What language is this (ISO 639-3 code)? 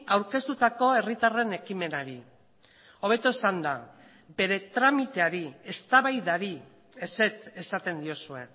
eus